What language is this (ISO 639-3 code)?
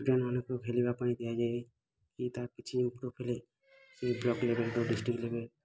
ori